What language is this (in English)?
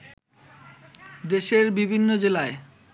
Bangla